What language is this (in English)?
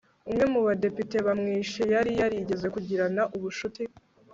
Kinyarwanda